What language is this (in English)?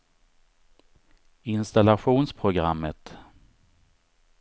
Swedish